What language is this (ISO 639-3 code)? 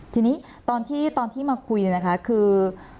tha